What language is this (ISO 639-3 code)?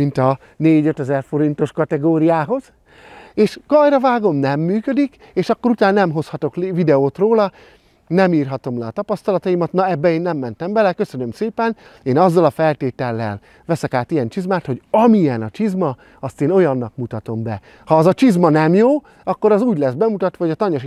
hun